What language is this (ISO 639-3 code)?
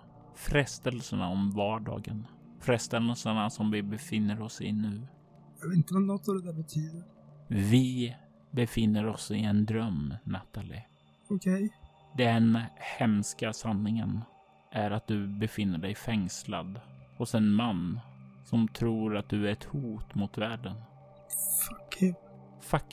swe